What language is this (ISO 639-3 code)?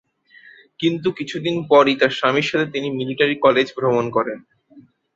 ben